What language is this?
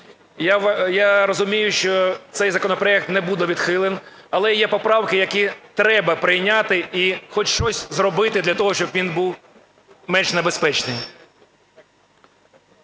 Ukrainian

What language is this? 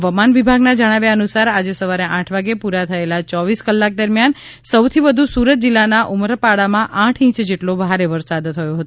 Gujarati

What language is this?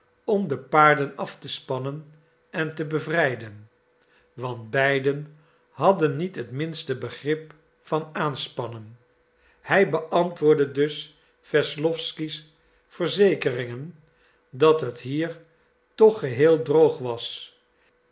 Dutch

